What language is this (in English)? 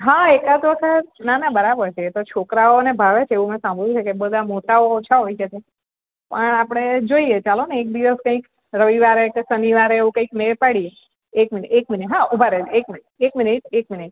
Gujarati